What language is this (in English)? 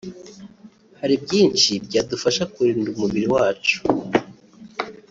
Kinyarwanda